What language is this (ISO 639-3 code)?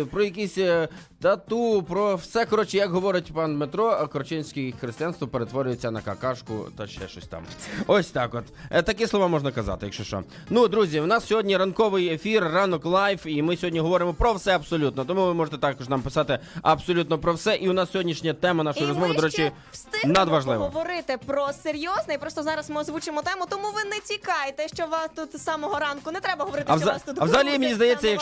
ukr